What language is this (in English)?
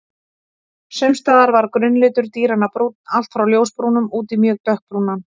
Icelandic